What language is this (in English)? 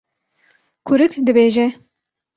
Kurdish